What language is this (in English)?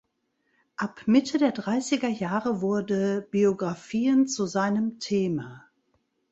German